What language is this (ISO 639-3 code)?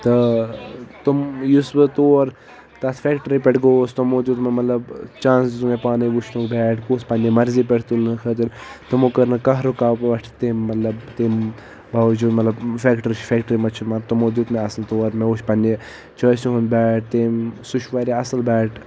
kas